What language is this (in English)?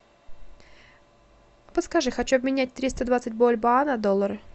Russian